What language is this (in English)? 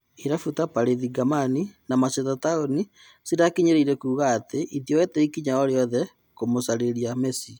Kikuyu